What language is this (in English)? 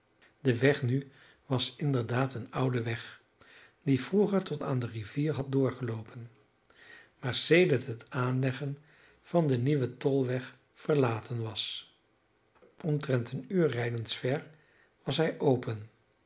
Dutch